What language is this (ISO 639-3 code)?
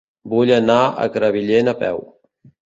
cat